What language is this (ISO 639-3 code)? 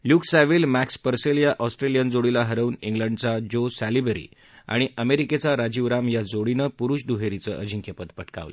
mar